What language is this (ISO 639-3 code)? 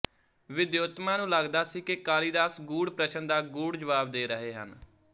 pan